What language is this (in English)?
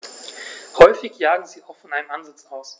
German